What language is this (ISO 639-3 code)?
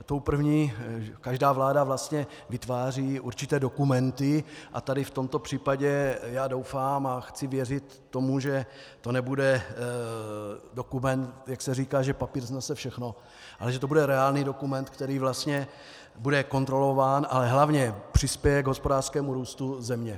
ces